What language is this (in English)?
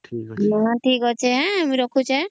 Odia